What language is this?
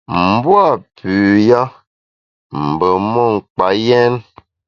Bamun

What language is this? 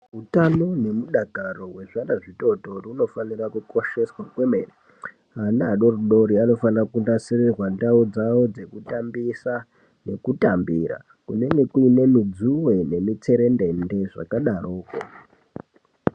Ndau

